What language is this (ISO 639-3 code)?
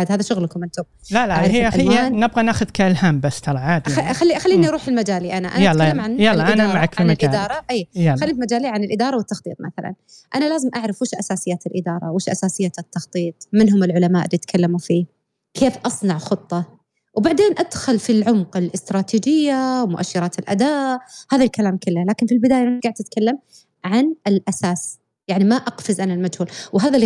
ara